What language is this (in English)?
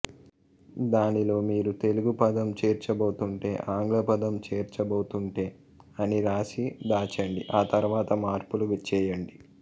Telugu